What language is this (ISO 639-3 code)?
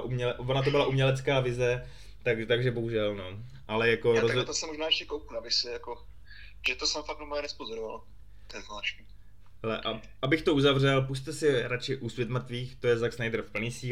ces